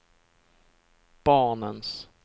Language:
Swedish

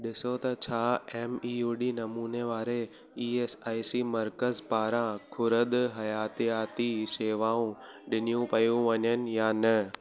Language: Sindhi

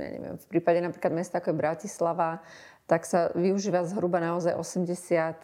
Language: Slovak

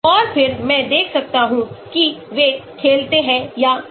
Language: Hindi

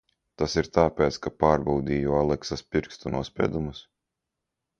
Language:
Latvian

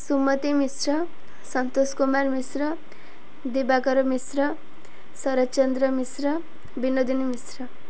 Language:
Odia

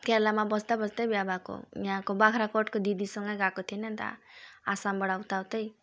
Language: Nepali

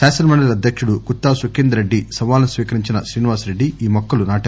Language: Telugu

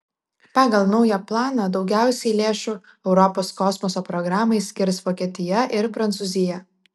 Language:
Lithuanian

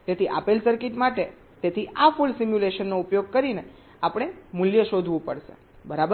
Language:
Gujarati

